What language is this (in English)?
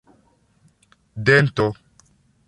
Esperanto